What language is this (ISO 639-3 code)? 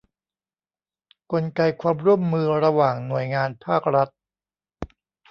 tha